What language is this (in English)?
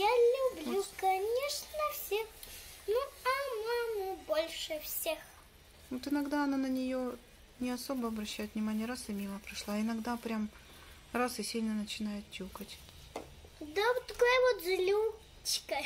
Russian